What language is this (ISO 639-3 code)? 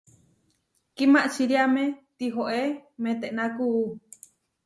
var